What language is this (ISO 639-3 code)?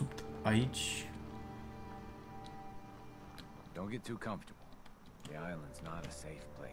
ron